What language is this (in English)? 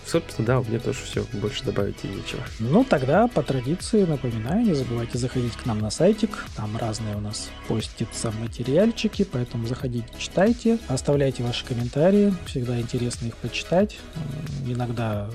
Russian